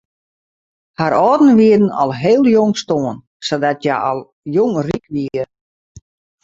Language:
Western Frisian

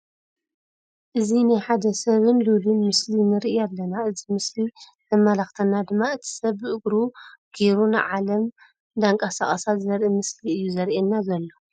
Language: Tigrinya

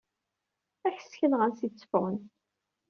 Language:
Kabyle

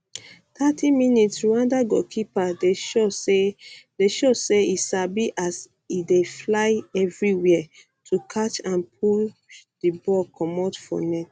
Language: Nigerian Pidgin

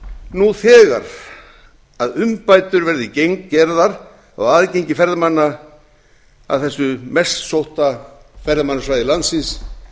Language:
Icelandic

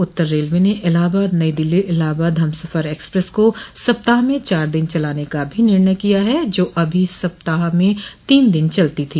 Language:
Hindi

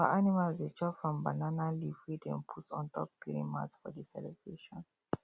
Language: Nigerian Pidgin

